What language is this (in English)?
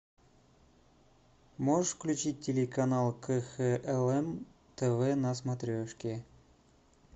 Russian